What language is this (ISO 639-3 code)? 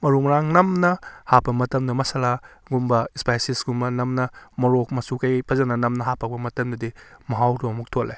mni